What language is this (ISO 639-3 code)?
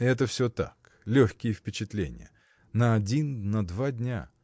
rus